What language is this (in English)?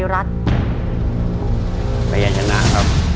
Thai